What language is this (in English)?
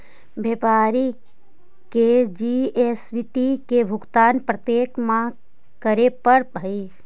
Magahi